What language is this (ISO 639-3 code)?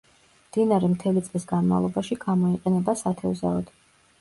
kat